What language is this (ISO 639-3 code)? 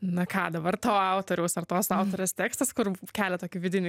lit